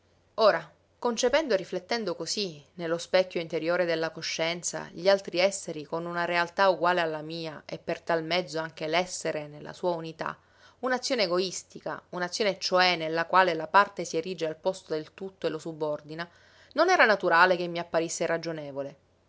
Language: Italian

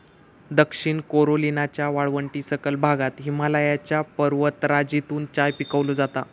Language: Marathi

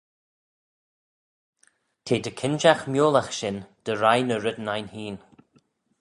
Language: Manx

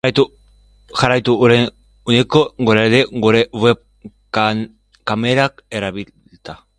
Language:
Basque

